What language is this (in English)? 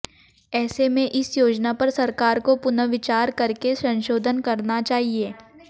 Hindi